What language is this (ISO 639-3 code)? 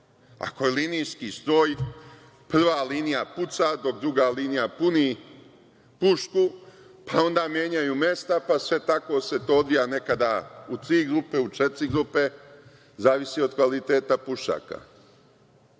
srp